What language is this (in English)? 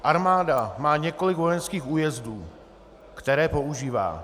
Czech